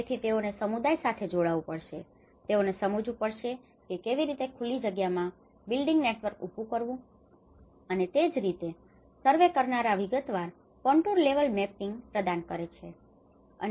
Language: Gujarati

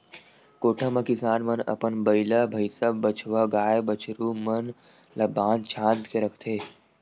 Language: Chhattisgarhi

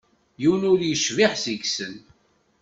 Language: Kabyle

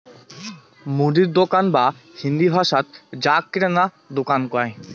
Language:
Bangla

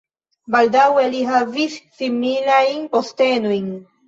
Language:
Esperanto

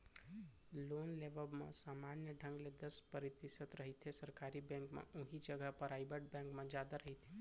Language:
Chhattisgarhi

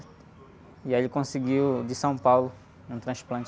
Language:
Portuguese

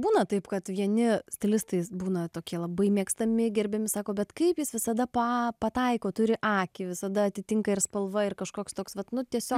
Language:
Lithuanian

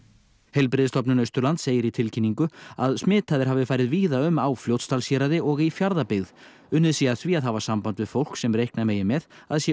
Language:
Icelandic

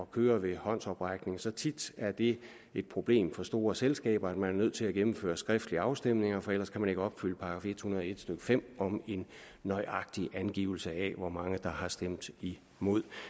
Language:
Danish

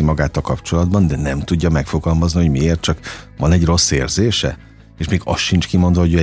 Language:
Hungarian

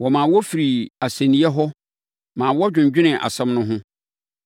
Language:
Akan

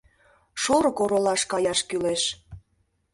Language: Mari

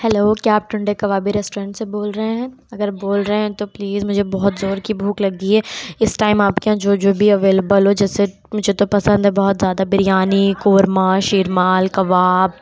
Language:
Urdu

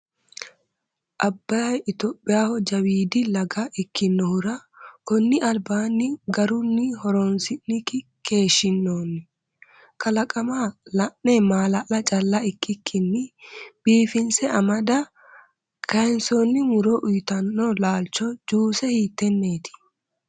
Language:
Sidamo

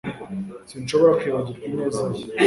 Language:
Kinyarwanda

